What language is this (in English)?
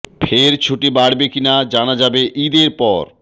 Bangla